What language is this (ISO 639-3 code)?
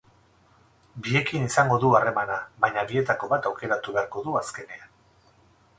eus